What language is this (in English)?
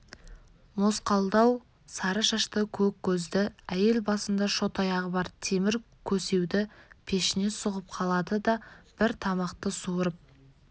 Kazakh